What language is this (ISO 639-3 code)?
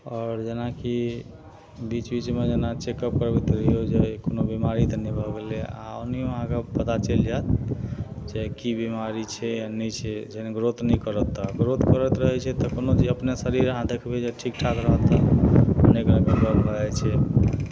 mai